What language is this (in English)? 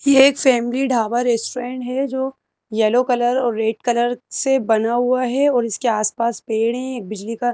Hindi